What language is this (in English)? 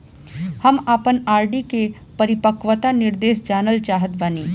Bhojpuri